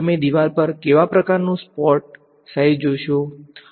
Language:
Gujarati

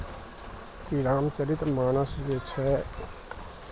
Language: Maithili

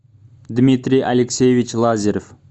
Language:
Russian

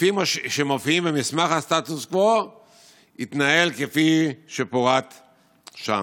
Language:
Hebrew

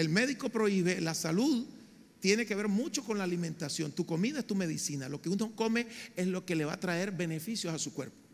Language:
Spanish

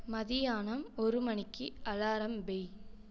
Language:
Tamil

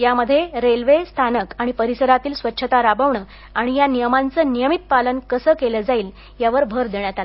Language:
Marathi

